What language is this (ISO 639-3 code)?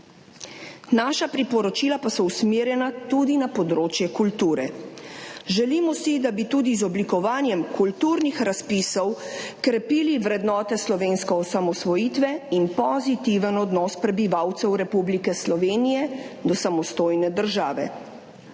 slv